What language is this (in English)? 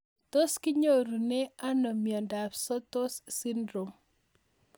Kalenjin